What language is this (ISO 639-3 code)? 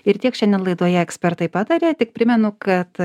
lit